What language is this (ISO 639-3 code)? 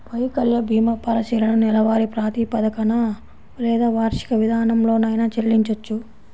tel